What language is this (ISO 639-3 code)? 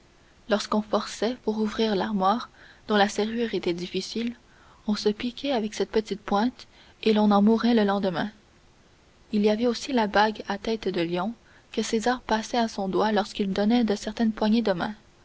fra